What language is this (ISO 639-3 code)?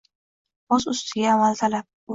uzb